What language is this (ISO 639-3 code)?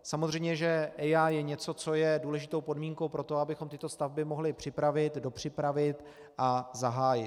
ces